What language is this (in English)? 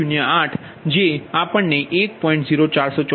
Gujarati